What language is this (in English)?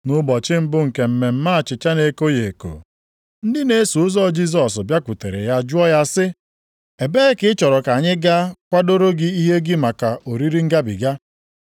Igbo